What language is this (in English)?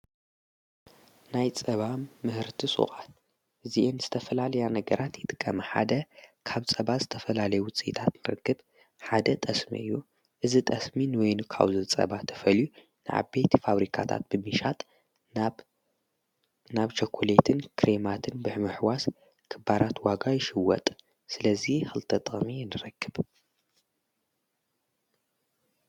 Tigrinya